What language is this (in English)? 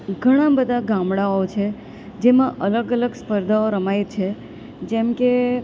Gujarati